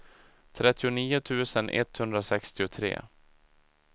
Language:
Swedish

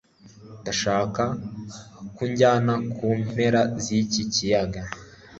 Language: Kinyarwanda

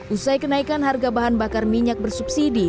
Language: Indonesian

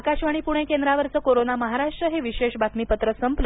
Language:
Marathi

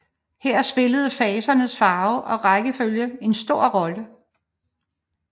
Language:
Danish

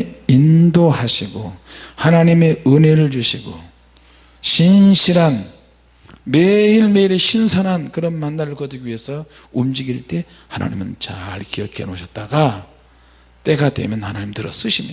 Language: Korean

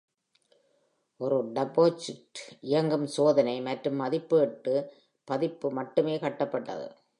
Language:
Tamil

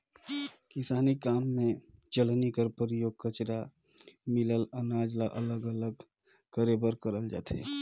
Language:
Chhattisgarhi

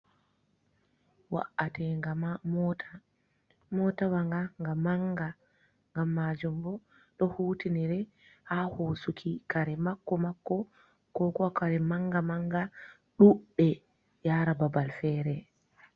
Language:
Fula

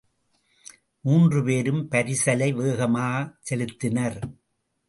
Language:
Tamil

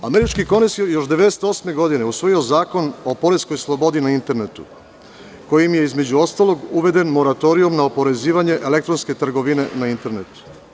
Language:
Serbian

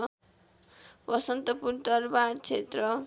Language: Nepali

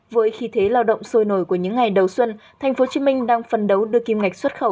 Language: Vietnamese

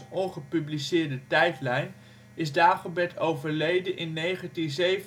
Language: Dutch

